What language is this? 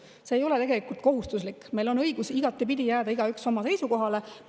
Estonian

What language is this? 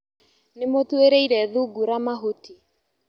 Kikuyu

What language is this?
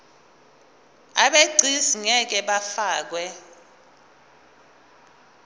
Zulu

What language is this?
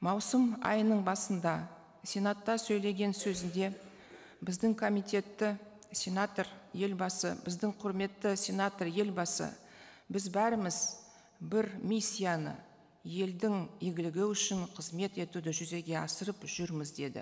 Kazakh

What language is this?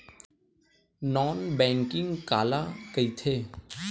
Chhattisgarhi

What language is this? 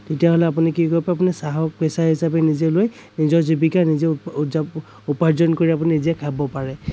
Assamese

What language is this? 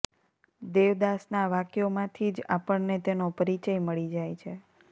Gujarati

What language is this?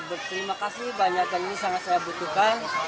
Indonesian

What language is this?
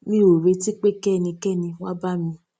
Yoruba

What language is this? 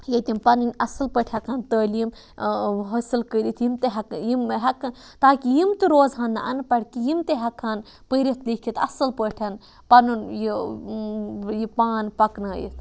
Kashmiri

